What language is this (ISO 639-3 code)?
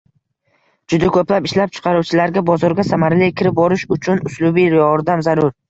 uzb